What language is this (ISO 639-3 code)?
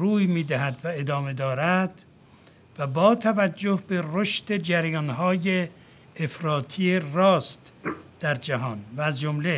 fas